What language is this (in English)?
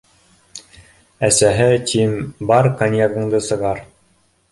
Bashkir